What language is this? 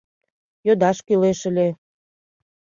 Mari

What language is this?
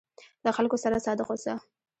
Pashto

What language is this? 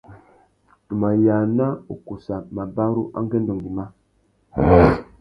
Tuki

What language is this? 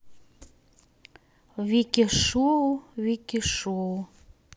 Russian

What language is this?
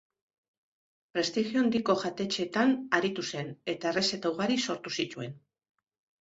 Basque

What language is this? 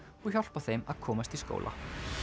Icelandic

